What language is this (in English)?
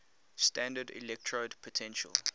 English